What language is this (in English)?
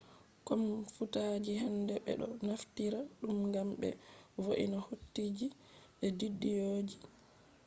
Fula